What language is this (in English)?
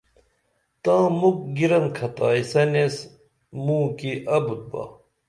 Dameli